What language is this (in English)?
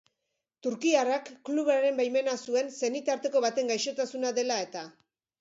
Basque